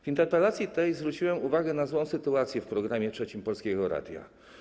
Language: Polish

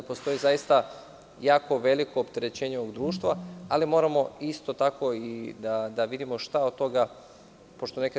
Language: Serbian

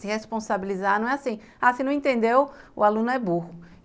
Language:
Portuguese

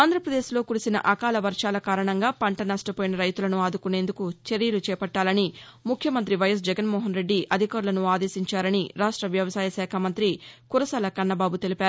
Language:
Telugu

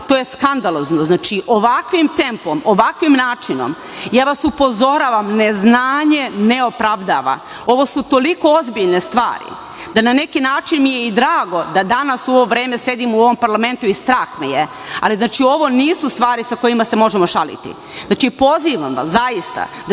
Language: Serbian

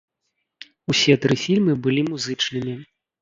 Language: Belarusian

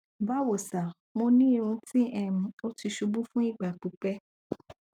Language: Yoruba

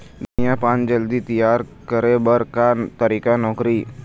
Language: Chhattisgarhi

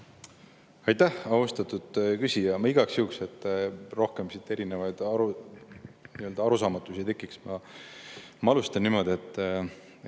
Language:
Estonian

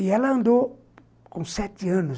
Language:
Portuguese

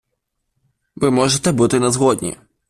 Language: Ukrainian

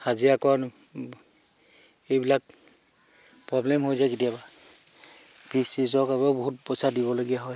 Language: Assamese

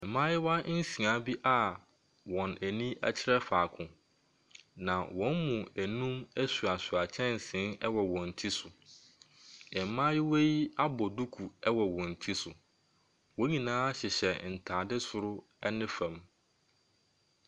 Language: Akan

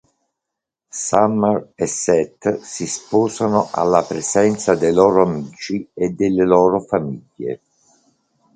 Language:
Italian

